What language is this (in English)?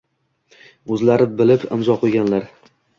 Uzbek